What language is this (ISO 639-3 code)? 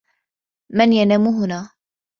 ara